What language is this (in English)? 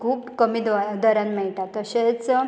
Konkani